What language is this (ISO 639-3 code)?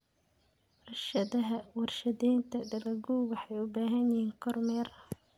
som